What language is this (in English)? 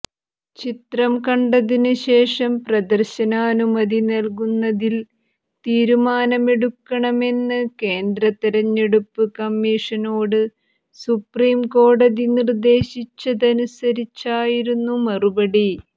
Malayalam